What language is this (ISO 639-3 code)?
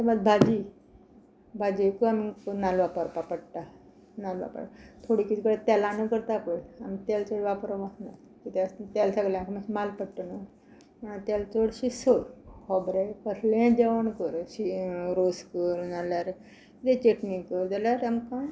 kok